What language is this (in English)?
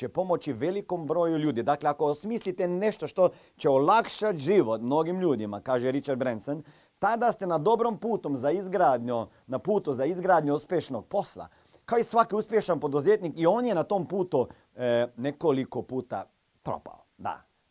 Croatian